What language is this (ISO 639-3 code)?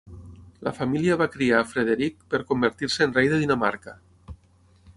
cat